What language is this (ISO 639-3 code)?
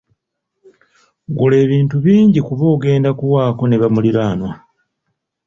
lug